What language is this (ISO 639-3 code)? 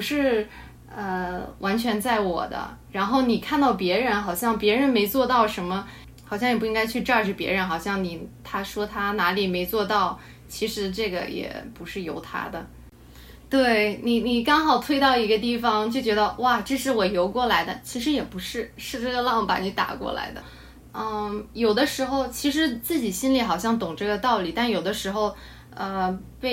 zho